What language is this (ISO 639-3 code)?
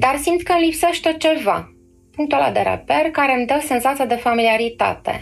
ron